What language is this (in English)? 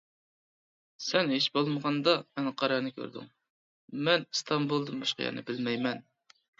Uyghur